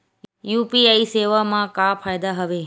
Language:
Chhattisgarhi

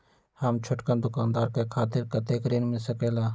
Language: Magahi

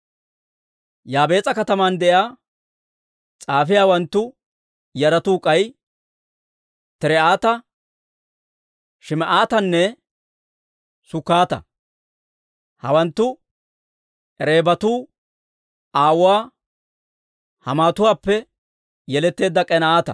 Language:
Dawro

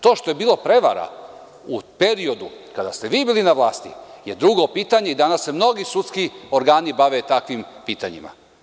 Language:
Serbian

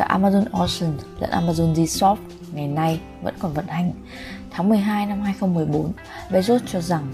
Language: Vietnamese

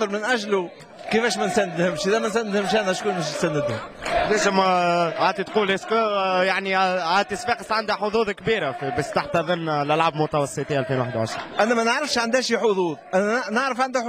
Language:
Arabic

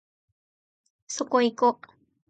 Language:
Japanese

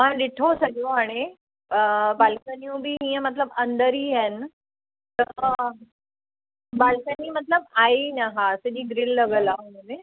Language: Sindhi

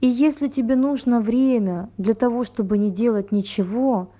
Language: Russian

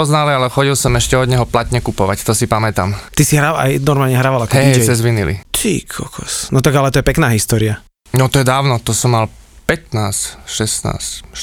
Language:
Slovak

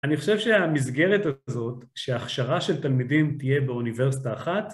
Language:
Hebrew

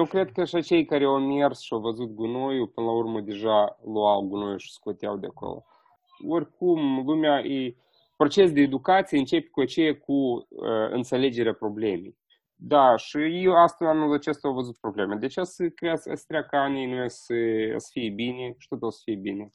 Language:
Romanian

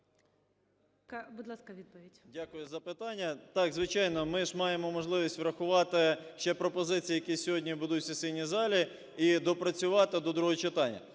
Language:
Ukrainian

